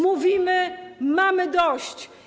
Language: Polish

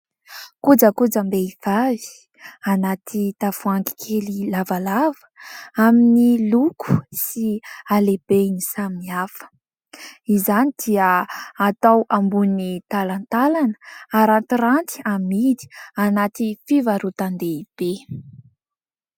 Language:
Malagasy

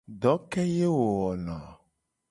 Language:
Gen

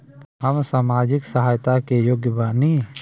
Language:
Bhojpuri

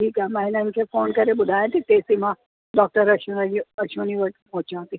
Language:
Sindhi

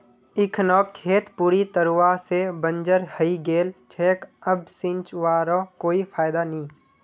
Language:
Magahi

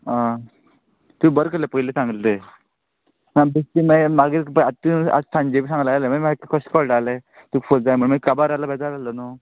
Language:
Konkani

